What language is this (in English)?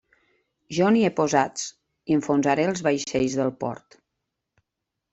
Catalan